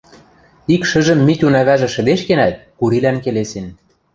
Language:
Western Mari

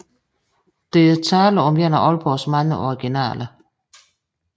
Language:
Danish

